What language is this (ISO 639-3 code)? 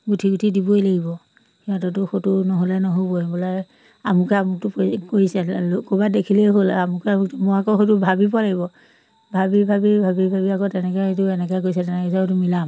asm